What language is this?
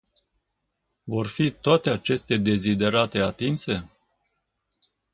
Romanian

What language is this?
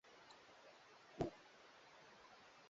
Swahili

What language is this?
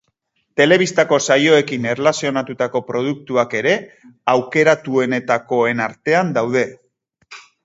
Basque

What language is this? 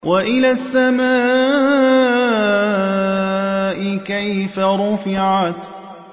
Arabic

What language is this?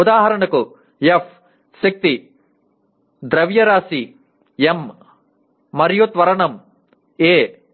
Telugu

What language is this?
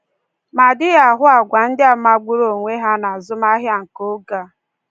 Igbo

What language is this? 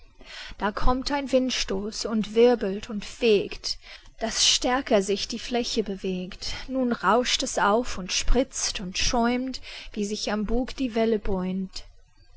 German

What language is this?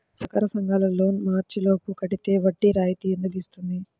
Telugu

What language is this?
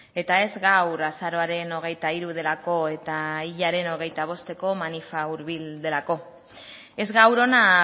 Basque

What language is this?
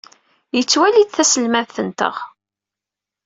Kabyle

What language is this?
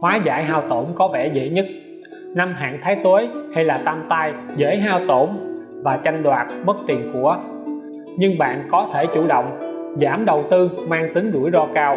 Vietnamese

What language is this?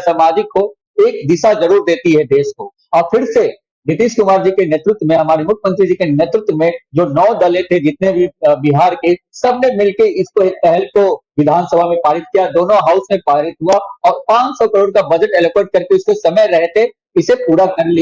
Hindi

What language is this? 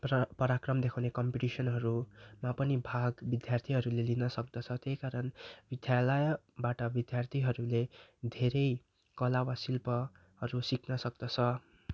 Nepali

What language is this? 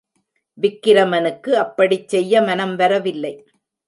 Tamil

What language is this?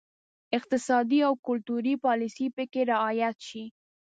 Pashto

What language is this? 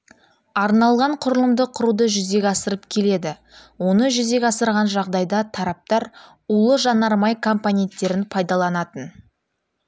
Kazakh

